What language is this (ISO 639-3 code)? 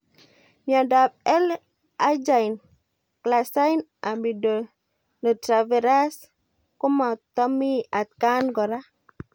kln